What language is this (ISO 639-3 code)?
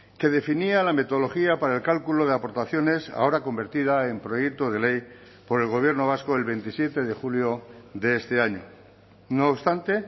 spa